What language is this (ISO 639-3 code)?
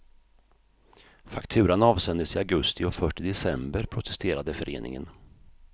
swe